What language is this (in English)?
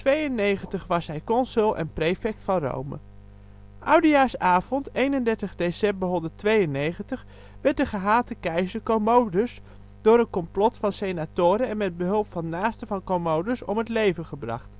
Dutch